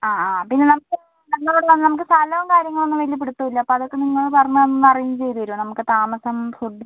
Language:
Malayalam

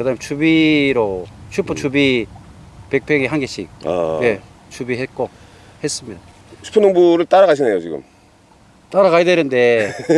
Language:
Korean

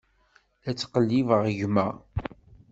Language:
Kabyle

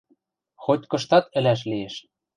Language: Western Mari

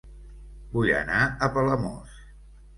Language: Catalan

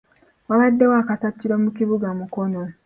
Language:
Ganda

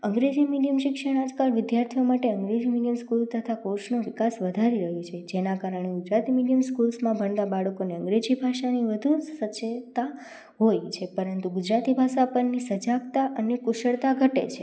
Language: Gujarati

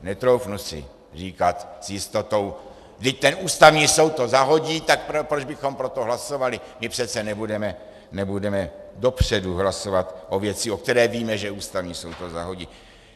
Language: Czech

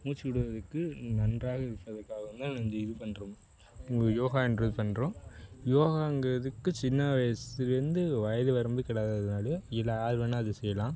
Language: Tamil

